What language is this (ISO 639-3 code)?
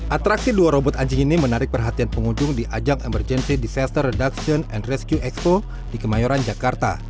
ind